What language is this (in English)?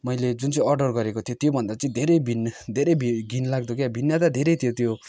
Nepali